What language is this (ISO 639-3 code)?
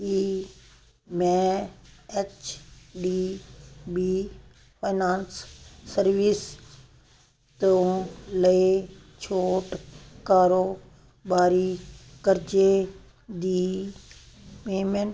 pan